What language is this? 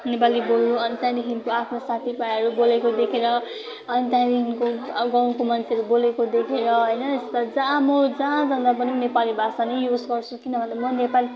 Nepali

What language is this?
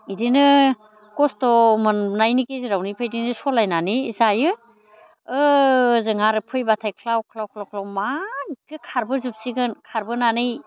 Bodo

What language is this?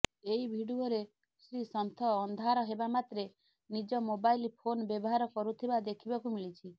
Odia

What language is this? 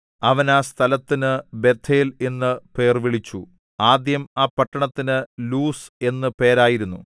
Malayalam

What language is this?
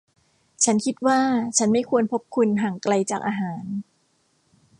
Thai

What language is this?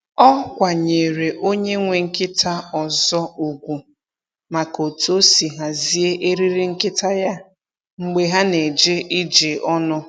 Igbo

